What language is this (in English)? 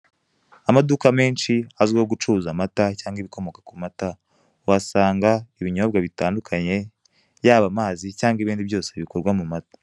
Kinyarwanda